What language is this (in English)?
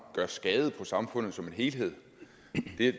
Danish